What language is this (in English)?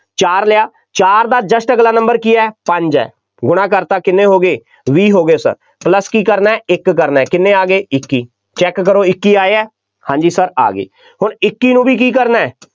Punjabi